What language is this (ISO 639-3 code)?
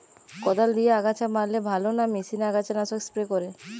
ben